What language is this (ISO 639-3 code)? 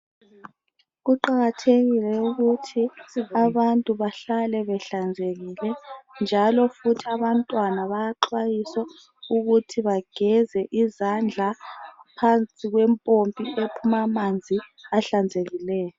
nde